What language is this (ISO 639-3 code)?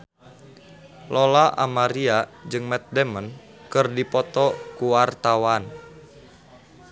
sun